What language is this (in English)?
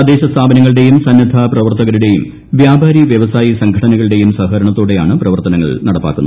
Malayalam